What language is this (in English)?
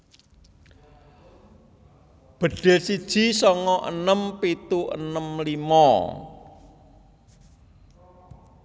Javanese